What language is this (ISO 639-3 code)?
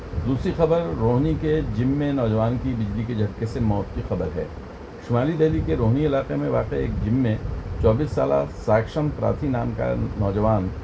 urd